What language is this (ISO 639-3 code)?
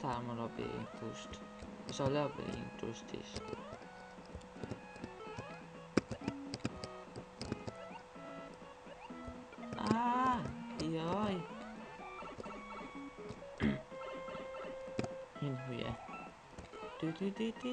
hun